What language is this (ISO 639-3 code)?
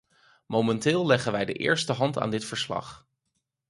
nld